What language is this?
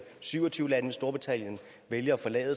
Danish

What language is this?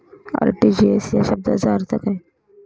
Marathi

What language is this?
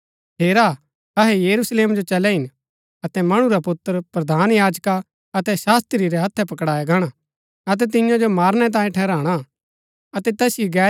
Gaddi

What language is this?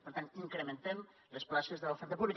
Catalan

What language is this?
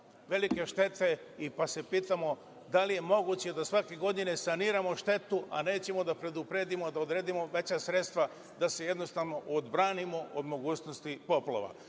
Serbian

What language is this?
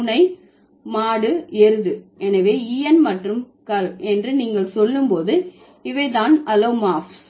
Tamil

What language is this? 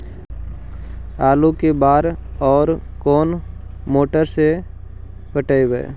Magahi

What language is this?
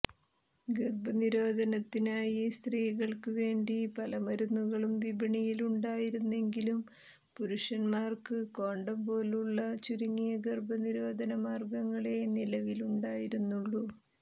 Malayalam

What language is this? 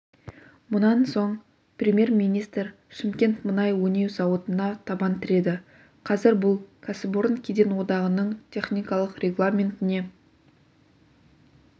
Kazakh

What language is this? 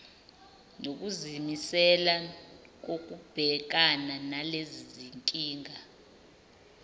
Zulu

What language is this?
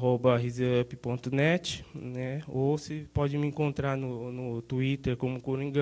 Portuguese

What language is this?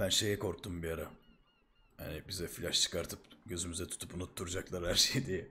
Turkish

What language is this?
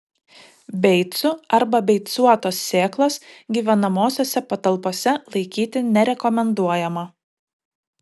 Lithuanian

